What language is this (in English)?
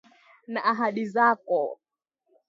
Swahili